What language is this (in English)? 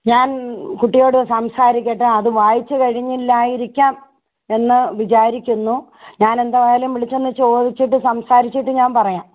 Malayalam